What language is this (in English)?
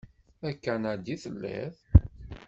Kabyle